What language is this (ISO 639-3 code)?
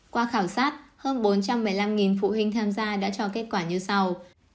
vie